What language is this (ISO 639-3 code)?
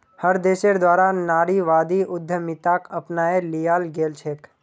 mag